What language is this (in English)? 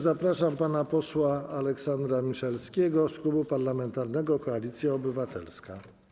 Polish